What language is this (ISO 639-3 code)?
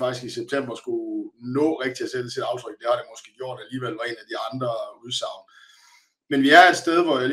dan